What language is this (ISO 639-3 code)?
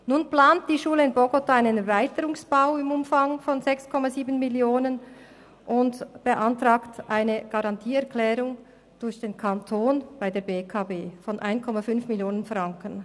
gsw